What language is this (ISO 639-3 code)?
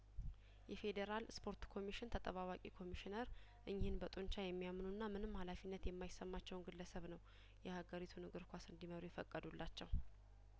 amh